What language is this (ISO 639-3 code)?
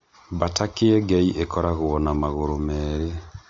kik